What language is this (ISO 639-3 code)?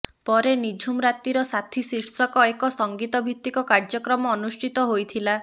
ori